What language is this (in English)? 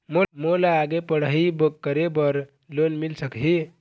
Chhattisgarhi